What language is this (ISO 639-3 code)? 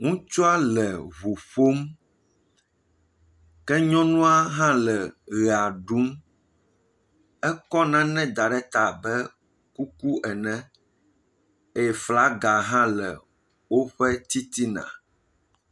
ewe